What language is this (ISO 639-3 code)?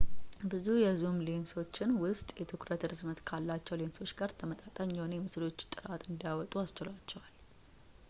amh